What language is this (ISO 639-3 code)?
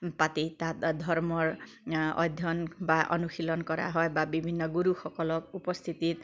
asm